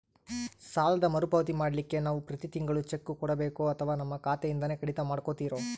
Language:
Kannada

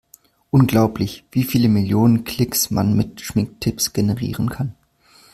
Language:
German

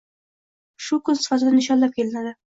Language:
Uzbek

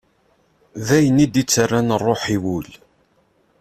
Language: Kabyle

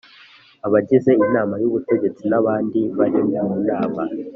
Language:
Kinyarwanda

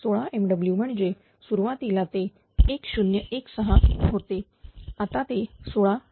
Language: Marathi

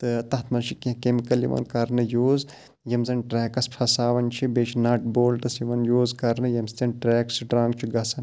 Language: Kashmiri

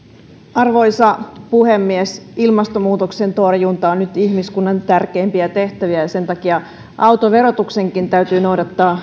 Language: Finnish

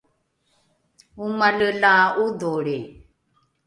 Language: Rukai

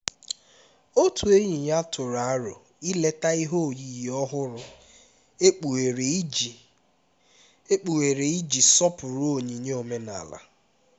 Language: Igbo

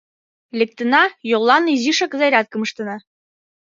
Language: Mari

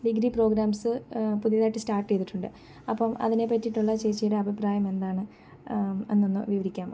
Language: Malayalam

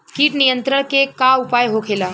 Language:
Bhojpuri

